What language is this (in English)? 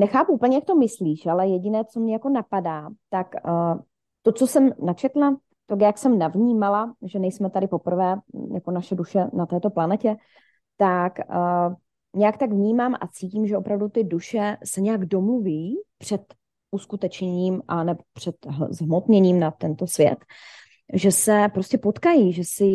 Czech